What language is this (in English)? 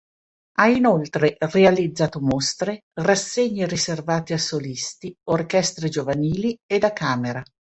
Italian